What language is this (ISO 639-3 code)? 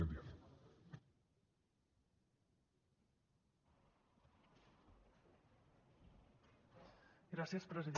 cat